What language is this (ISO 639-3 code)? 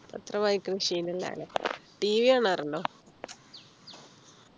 mal